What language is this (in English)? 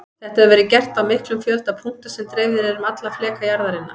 Icelandic